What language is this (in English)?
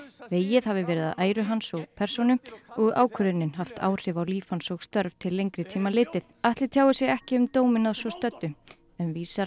Icelandic